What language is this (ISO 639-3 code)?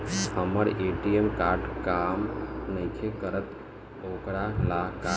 bho